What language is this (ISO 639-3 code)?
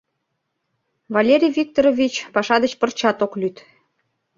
chm